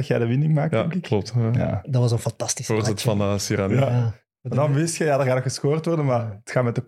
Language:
Dutch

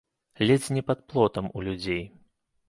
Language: Belarusian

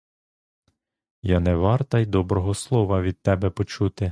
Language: Ukrainian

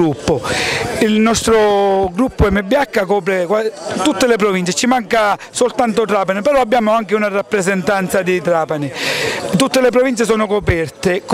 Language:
Italian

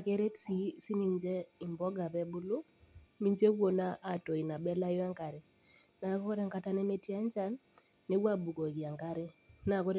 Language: Masai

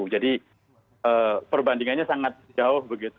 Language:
Indonesian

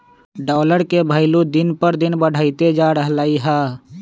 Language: Magahi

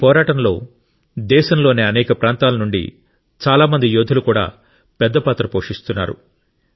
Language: Telugu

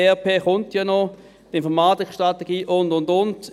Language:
Swiss German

